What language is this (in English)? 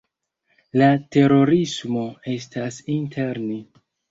Esperanto